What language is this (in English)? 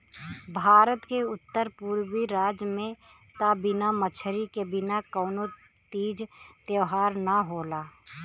Bhojpuri